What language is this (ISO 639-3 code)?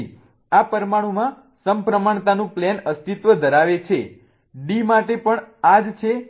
guj